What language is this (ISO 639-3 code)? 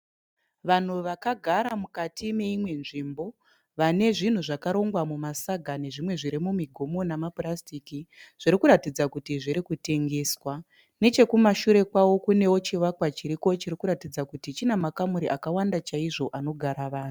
sna